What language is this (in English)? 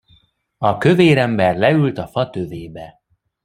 Hungarian